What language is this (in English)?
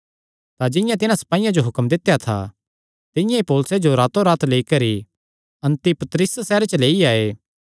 Kangri